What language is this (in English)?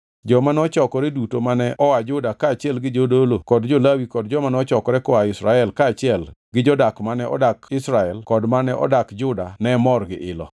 Luo (Kenya and Tanzania)